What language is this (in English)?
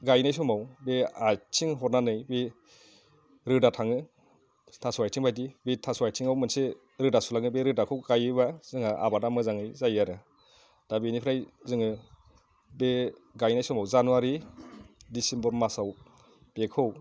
Bodo